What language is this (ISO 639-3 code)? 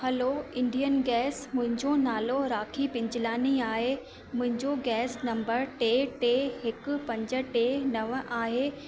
snd